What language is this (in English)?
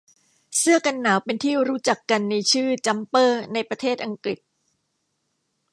Thai